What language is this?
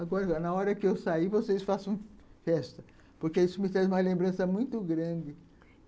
Portuguese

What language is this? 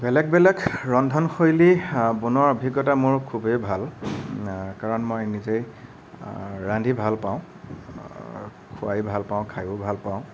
Assamese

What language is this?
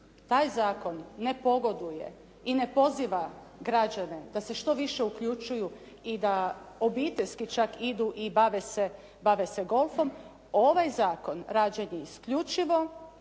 Croatian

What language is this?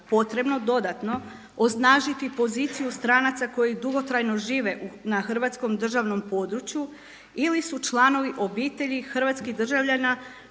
Croatian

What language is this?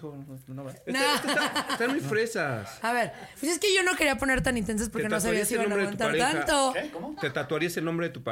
Spanish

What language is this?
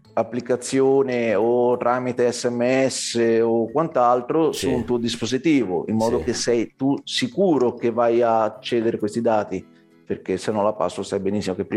Italian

